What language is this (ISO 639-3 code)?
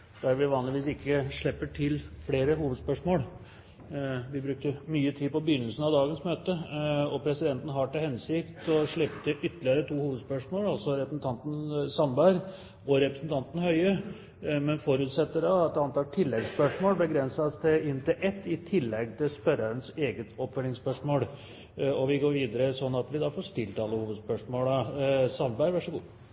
nob